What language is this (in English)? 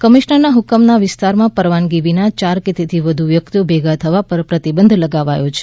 Gujarati